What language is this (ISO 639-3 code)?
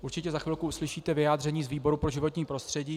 ces